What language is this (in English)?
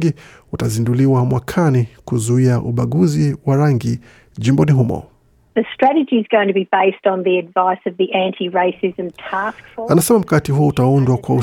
Swahili